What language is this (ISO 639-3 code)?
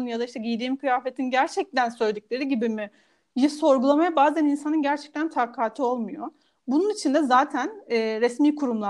tur